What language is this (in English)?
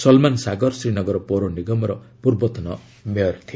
Odia